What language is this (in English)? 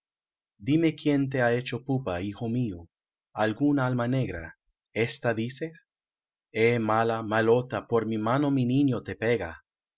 Spanish